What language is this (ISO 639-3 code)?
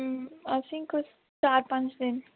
doi